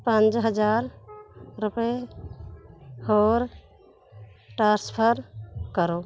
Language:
Punjabi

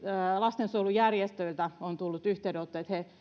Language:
Finnish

